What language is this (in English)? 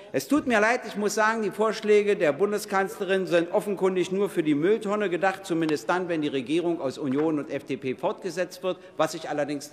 German